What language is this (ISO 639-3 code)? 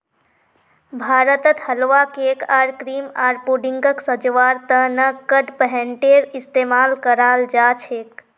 mag